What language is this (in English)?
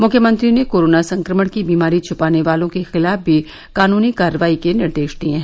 Hindi